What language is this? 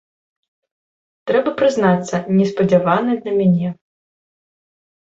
Belarusian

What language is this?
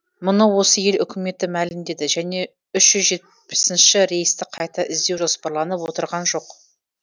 Kazakh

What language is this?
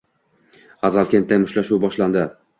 Uzbek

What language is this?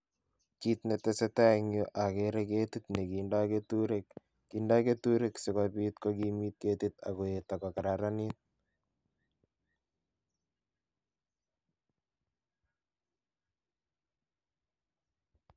Kalenjin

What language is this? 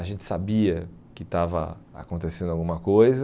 Portuguese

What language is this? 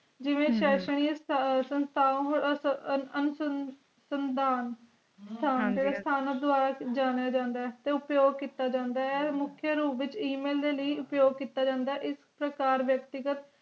Punjabi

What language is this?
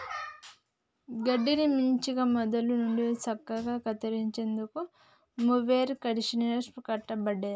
Telugu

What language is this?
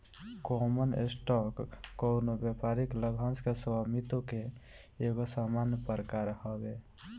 Bhojpuri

